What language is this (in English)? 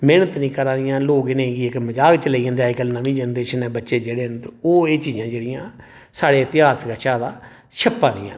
Dogri